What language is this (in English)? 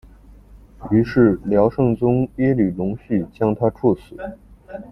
Chinese